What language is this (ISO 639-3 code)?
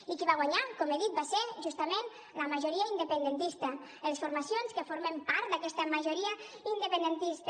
cat